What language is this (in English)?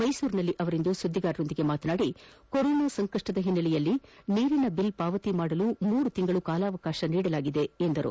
Kannada